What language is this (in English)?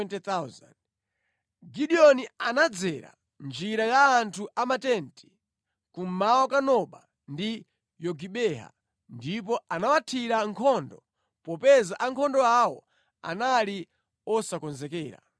Nyanja